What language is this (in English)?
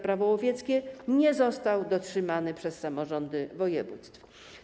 Polish